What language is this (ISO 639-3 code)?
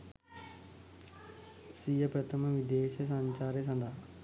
sin